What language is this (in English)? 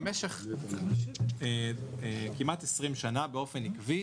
Hebrew